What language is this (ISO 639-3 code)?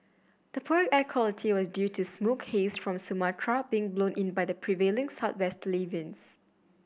eng